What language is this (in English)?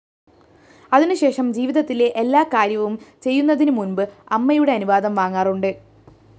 Malayalam